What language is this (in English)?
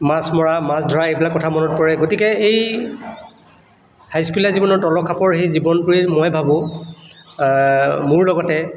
Assamese